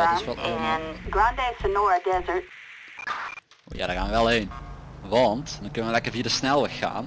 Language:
Dutch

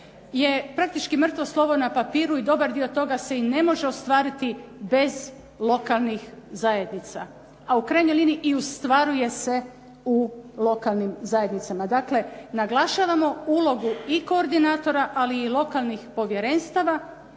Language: Croatian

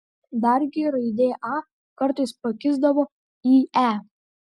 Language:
Lithuanian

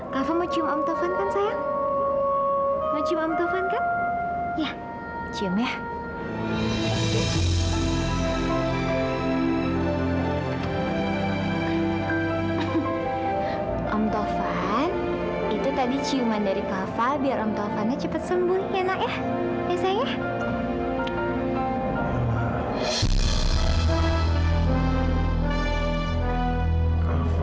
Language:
Indonesian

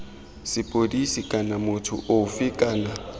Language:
Tswana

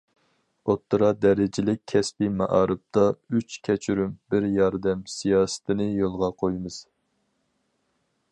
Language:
Uyghur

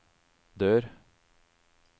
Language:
Norwegian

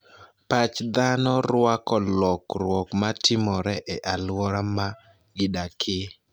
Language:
Luo (Kenya and Tanzania)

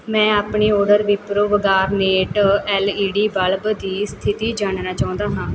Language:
Punjabi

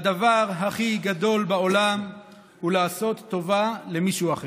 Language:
Hebrew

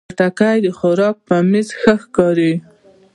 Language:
Pashto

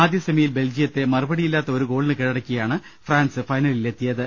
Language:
Malayalam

